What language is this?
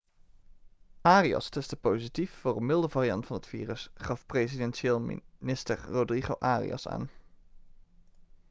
Dutch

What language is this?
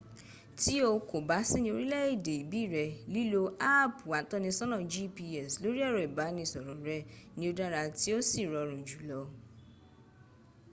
Yoruba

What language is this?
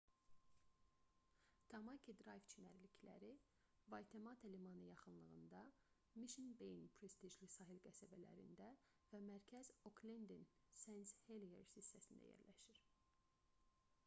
Azerbaijani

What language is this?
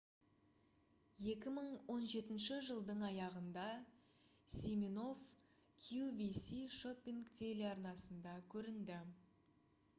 Kazakh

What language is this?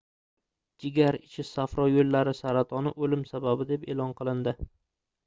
Uzbek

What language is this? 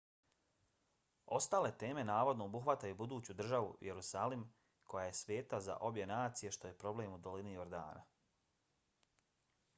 Bosnian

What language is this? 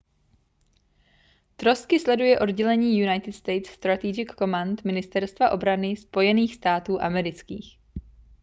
Czech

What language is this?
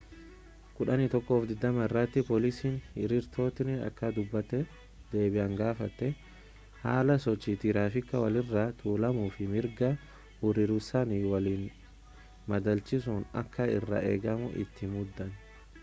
Oromo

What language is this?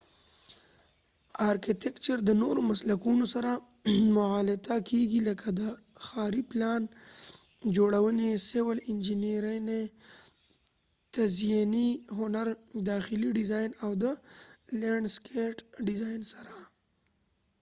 Pashto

